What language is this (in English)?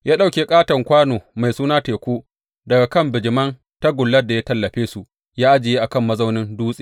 Hausa